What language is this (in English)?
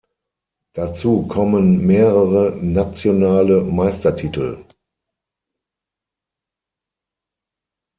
German